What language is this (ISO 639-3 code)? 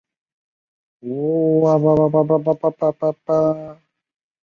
zho